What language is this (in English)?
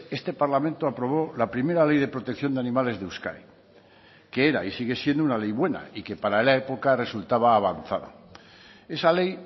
Spanish